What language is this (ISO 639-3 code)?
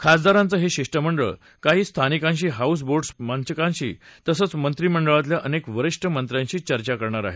mar